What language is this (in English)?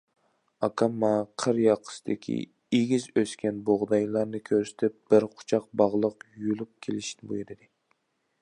Uyghur